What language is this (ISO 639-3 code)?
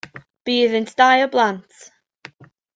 cym